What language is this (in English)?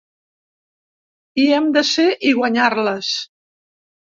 Catalan